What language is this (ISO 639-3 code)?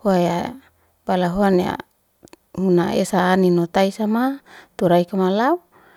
ste